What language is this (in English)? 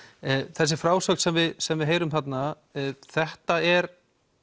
Icelandic